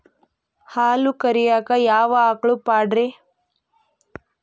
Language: Kannada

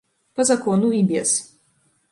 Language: Belarusian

